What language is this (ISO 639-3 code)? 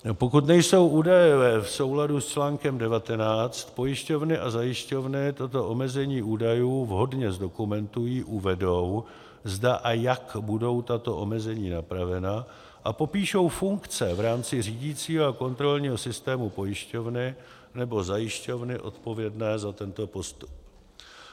ces